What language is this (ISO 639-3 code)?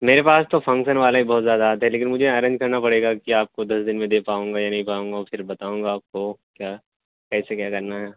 urd